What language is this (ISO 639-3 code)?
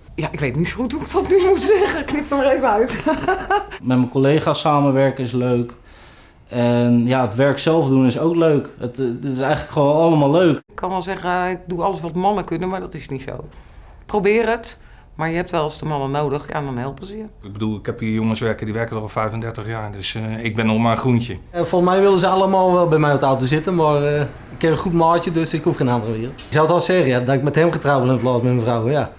nld